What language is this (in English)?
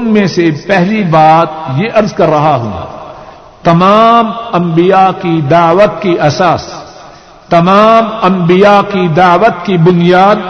Urdu